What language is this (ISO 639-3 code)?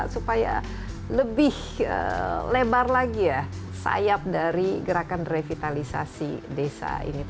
ind